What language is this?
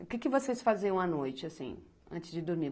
Portuguese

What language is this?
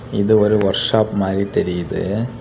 Tamil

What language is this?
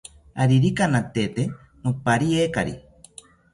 South Ucayali Ashéninka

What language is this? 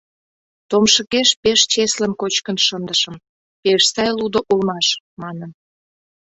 Mari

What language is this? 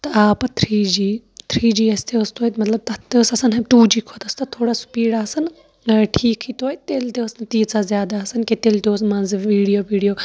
Kashmiri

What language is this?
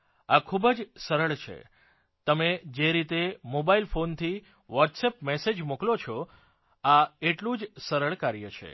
Gujarati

